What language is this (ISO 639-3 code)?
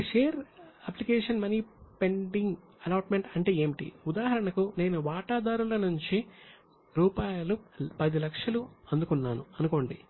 tel